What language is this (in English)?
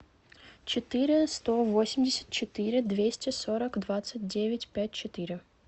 Russian